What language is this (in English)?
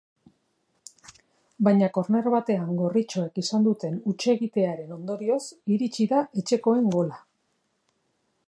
Basque